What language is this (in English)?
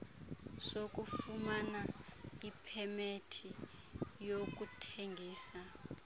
Xhosa